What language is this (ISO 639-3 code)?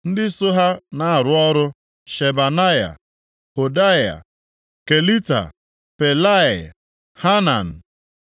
ibo